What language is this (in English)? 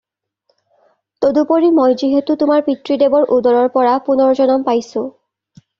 Assamese